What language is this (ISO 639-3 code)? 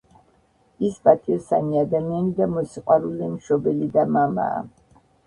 kat